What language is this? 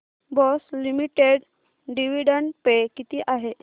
Marathi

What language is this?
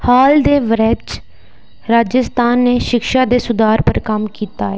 Dogri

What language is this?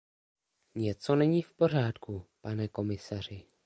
Czech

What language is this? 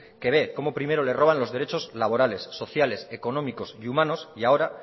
Spanish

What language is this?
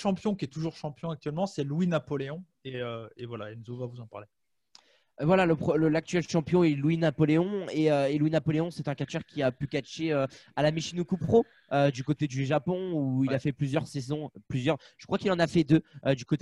French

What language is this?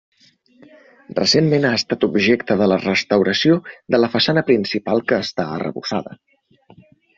Catalan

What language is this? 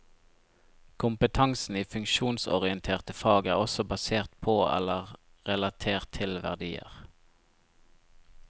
Norwegian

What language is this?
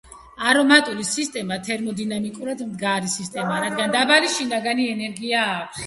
Georgian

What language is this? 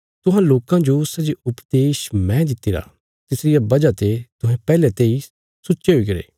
Bilaspuri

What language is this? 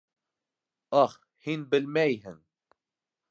Bashkir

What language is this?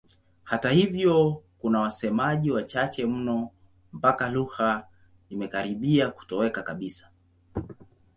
Swahili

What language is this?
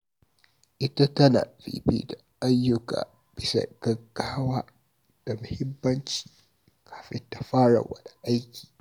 Hausa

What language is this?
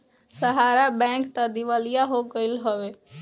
Bhojpuri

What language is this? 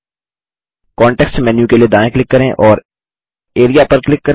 Hindi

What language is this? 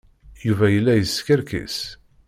Kabyle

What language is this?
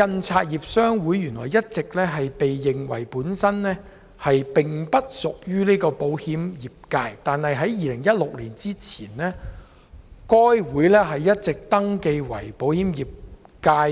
Cantonese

